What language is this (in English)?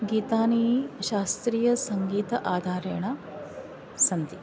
Sanskrit